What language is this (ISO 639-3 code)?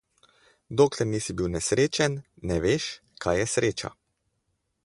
slv